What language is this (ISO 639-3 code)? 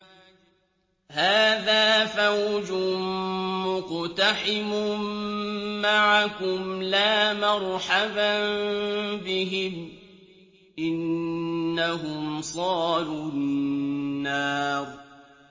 ara